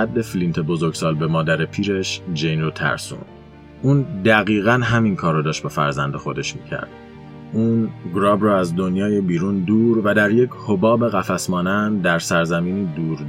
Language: Persian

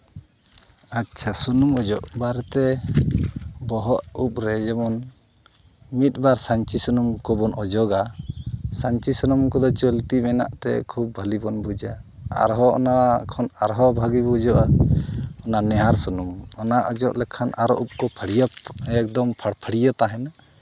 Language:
Santali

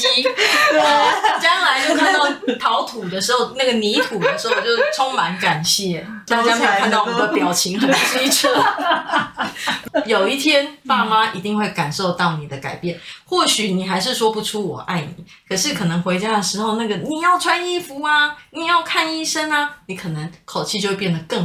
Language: Chinese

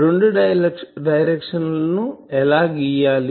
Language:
Telugu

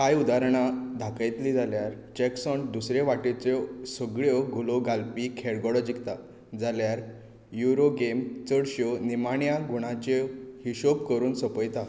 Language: Konkani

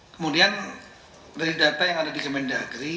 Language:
Indonesian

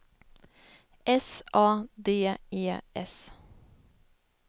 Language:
Swedish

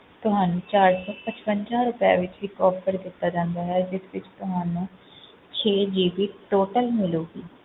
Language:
Punjabi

